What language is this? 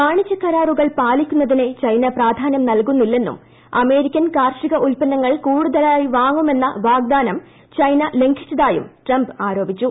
Malayalam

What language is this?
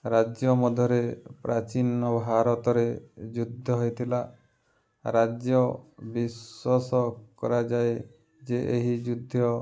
Odia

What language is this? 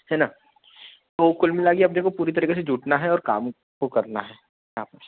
Hindi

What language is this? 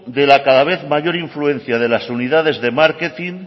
Spanish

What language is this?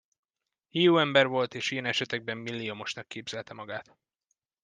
Hungarian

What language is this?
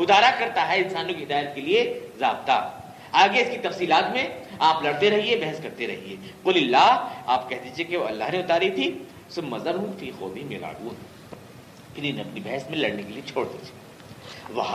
Urdu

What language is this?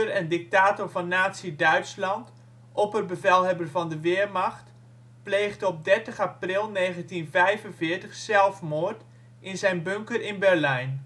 Dutch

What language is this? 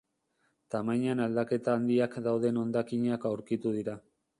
Basque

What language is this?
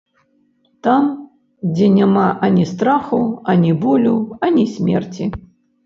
Belarusian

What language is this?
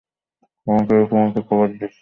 Bangla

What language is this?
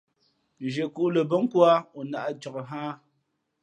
Fe'fe'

